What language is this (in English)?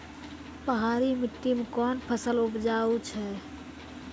Maithili